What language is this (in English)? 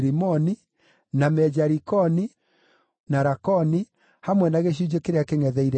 Kikuyu